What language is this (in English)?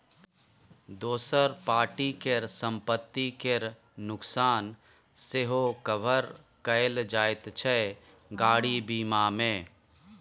Maithili